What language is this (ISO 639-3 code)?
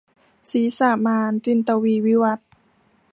tha